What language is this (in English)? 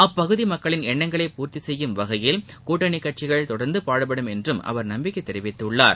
Tamil